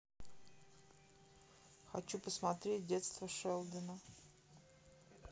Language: Russian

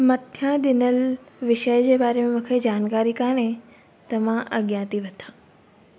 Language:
Sindhi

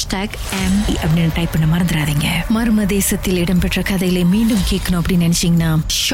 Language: Tamil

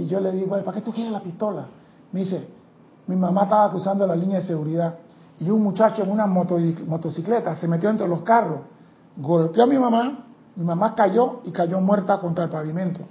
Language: Spanish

